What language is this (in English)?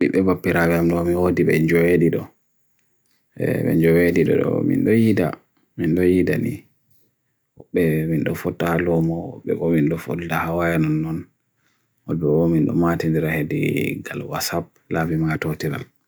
Bagirmi Fulfulde